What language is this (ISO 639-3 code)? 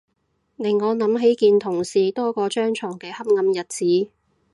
yue